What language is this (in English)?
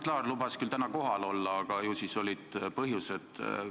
Estonian